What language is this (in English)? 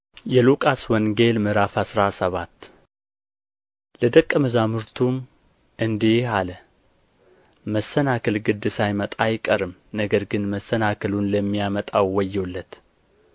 Amharic